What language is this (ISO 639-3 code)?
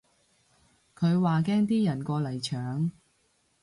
yue